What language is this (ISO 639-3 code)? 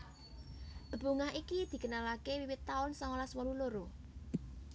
jav